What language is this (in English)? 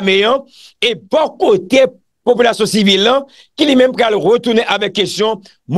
French